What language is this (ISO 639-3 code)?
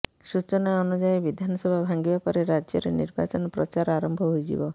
ori